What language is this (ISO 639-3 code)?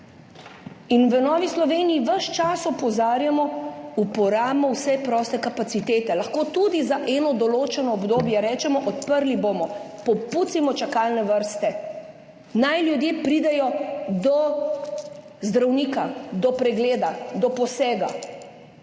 slv